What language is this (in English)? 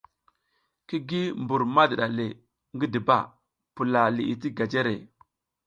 South Giziga